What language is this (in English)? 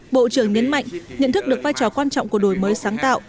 Vietnamese